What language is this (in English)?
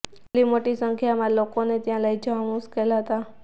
Gujarati